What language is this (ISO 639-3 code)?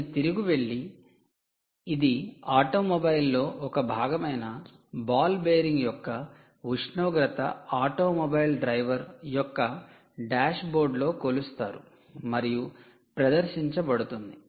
tel